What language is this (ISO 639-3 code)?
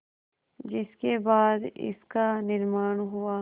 hin